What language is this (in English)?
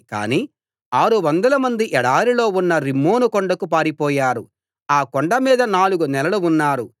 Telugu